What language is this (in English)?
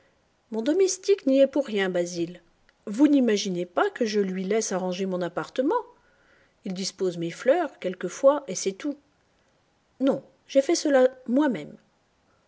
French